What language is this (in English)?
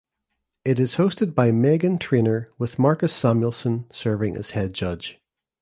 English